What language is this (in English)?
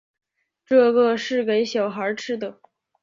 Chinese